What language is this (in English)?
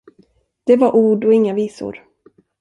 Swedish